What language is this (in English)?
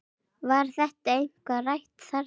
Icelandic